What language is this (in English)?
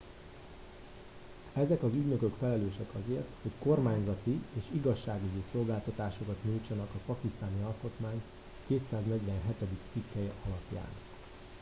Hungarian